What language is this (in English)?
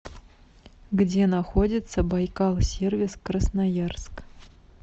Russian